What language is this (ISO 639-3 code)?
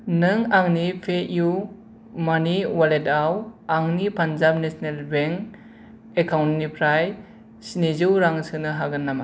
brx